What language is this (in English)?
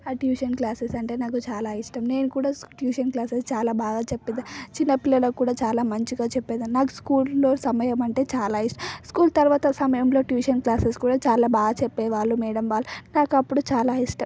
Telugu